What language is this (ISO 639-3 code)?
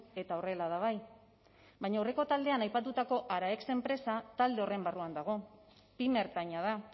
eus